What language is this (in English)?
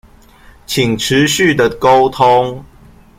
Chinese